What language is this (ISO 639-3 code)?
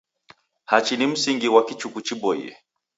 dav